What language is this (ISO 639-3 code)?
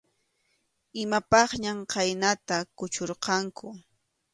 qxu